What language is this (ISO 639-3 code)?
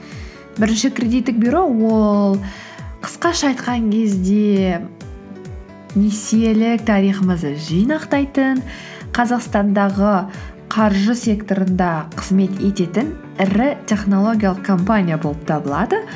kaz